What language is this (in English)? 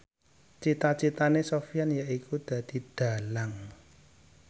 Javanese